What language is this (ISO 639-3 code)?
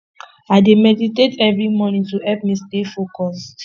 pcm